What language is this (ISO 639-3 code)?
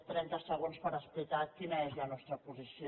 cat